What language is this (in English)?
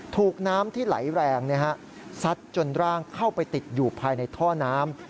Thai